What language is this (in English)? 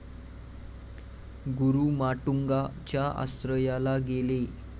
Marathi